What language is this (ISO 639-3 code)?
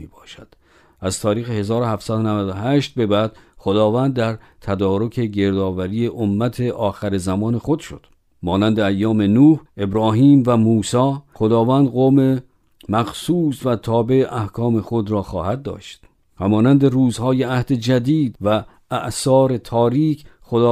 fas